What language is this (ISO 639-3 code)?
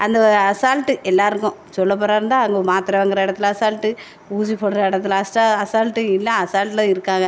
tam